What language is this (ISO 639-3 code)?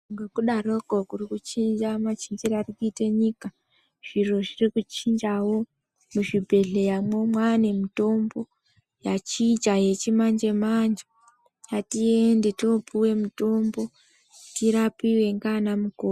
ndc